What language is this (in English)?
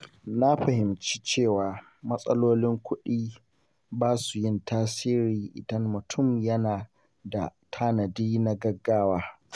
Hausa